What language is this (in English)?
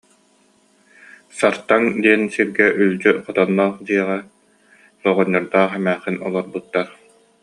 Yakut